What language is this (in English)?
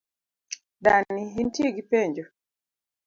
Luo (Kenya and Tanzania)